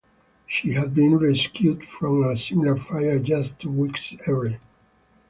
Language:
English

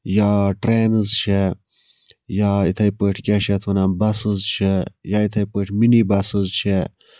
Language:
Kashmiri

